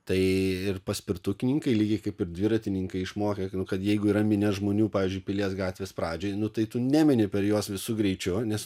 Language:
Lithuanian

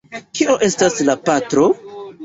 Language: Esperanto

